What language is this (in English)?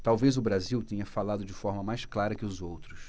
Portuguese